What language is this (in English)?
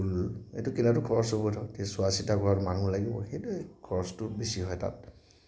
Assamese